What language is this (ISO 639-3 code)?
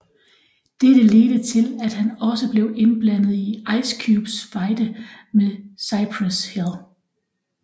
dan